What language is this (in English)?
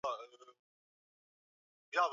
Swahili